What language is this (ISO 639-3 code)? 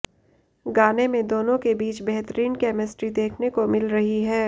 hin